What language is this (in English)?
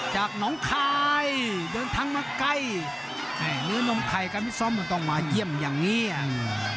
Thai